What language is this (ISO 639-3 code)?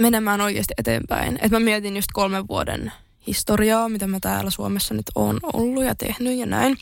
fin